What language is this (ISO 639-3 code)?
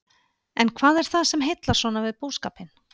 isl